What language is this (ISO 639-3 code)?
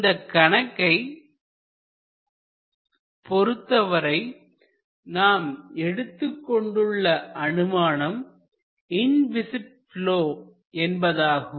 tam